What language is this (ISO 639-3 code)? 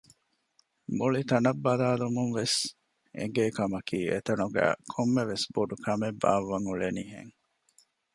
div